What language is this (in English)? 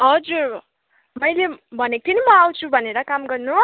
Nepali